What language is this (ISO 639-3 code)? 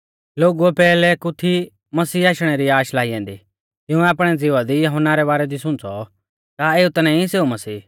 bfz